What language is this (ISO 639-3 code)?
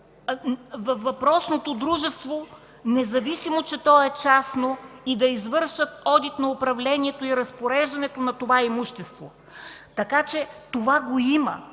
bul